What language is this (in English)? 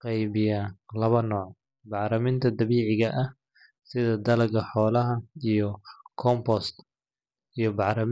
Somali